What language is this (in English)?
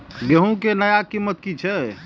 Maithili